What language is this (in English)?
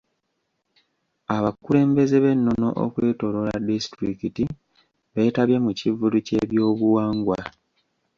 Ganda